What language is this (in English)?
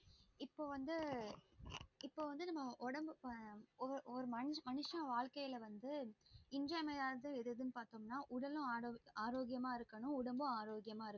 Tamil